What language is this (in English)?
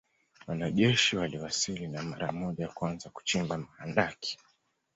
Swahili